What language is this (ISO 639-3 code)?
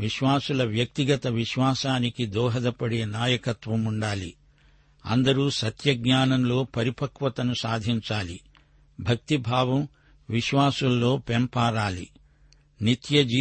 tel